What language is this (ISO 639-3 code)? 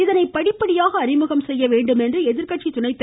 tam